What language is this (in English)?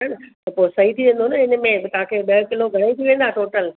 Sindhi